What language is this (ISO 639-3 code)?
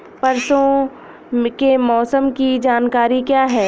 hin